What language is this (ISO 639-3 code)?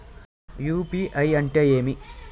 tel